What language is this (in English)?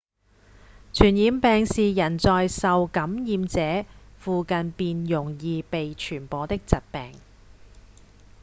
Cantonese